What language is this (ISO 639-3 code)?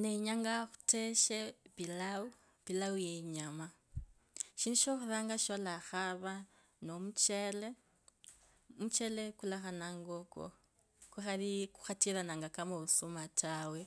lkb